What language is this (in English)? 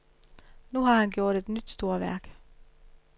Danish